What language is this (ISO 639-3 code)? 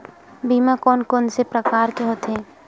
hne